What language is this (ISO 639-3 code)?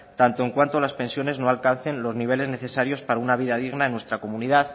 spa